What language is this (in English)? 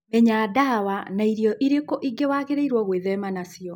Kikuyu